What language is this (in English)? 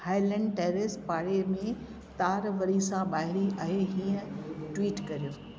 Sindhi